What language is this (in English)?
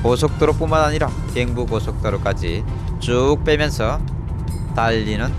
Korean